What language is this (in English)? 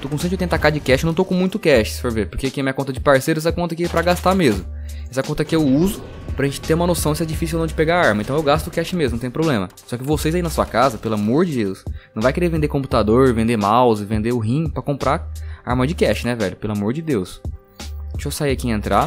Portuguese